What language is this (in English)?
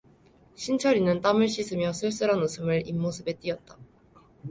Korean